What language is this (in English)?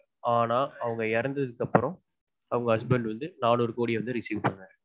Tamil